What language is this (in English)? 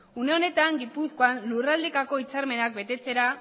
Basque